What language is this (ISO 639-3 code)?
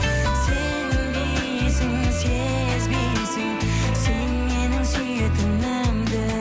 kaz